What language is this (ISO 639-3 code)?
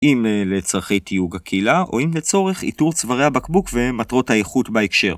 heb